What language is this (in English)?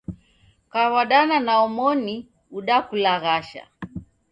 Taita